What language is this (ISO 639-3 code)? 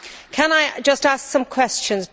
eng